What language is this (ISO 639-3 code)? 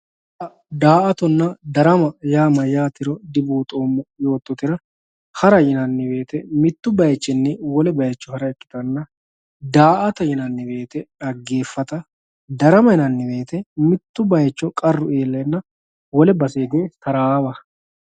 sid